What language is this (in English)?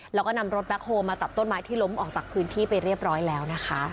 Thai